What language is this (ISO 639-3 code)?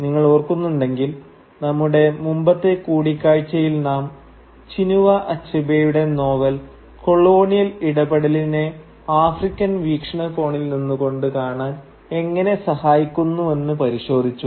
mal